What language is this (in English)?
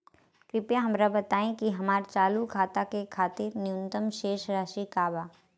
Bhojpuri